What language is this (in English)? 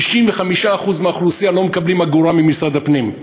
Hebrew